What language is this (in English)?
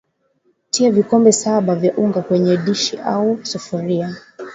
Swahili